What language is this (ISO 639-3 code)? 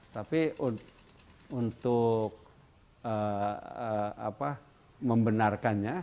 ind